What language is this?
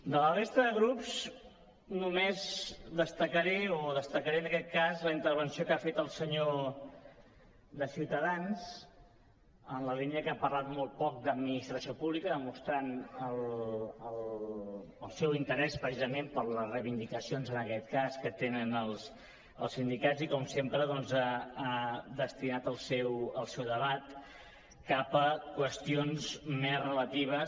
Catalan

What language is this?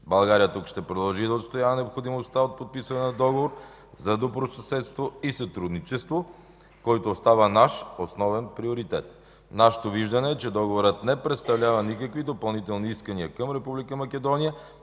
Bulgarian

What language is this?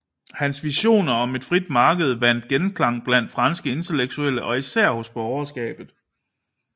Danish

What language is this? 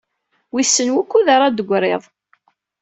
Kabyle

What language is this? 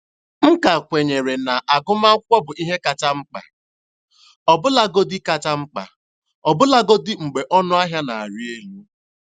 Igbo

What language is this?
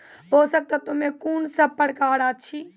Maithili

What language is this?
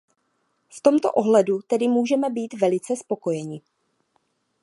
Czech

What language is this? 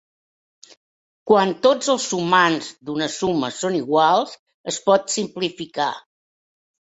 Catalan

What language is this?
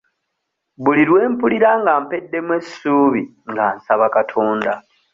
Ganda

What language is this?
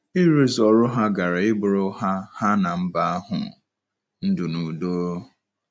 Igbo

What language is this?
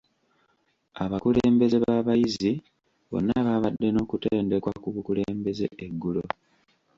Ganda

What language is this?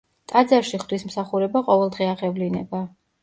Georgian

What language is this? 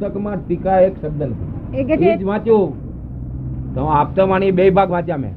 Gujarati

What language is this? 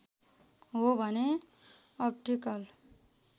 Nepali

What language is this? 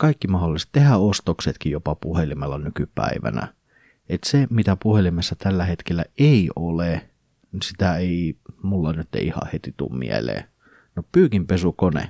Finnish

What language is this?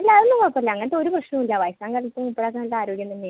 Malayalam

